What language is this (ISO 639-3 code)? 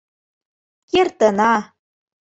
chm